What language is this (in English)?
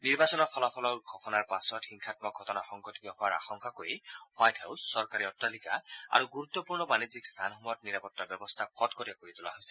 Assamese